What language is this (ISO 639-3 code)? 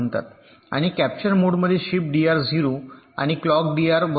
mar